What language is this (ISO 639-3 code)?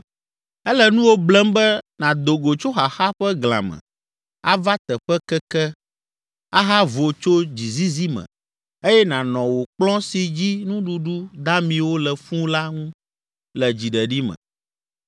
ewe